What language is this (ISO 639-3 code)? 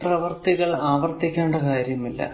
mal